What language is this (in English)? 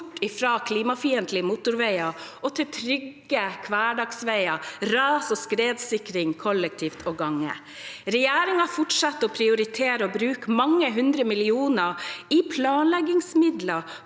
Norwegian